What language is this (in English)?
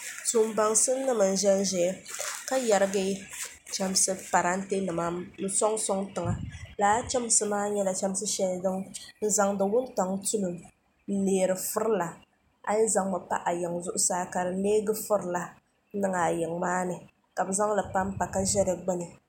Dagbani